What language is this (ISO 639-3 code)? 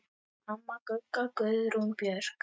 isl